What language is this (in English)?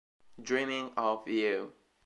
Italian